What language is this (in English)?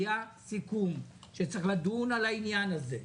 Hebrew